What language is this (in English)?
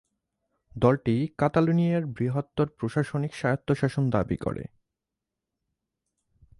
Bangla